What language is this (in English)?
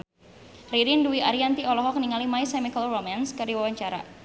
Sundanese